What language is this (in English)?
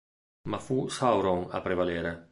Italian